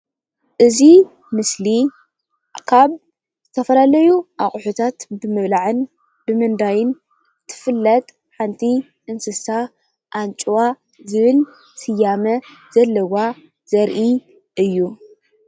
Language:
Tigrinya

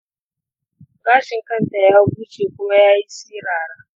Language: Hausa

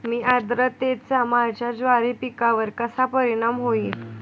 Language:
Marathi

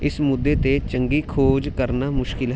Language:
Punjabi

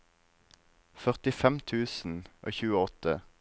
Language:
Norwegian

